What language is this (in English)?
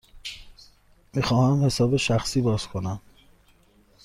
Persian